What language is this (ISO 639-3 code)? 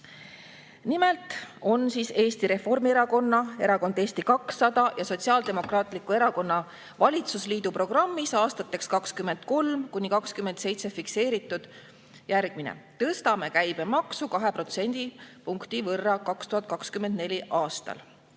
est